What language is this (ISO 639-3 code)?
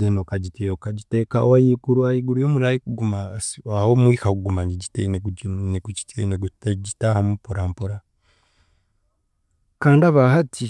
cgg